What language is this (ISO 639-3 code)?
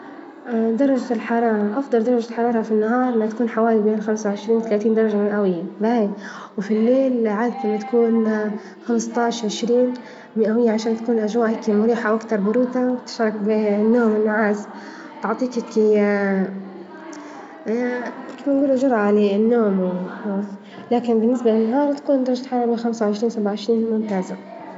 ayl